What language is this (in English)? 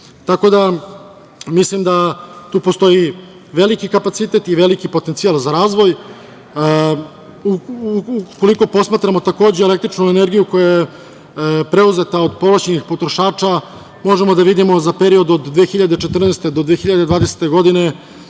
Serbian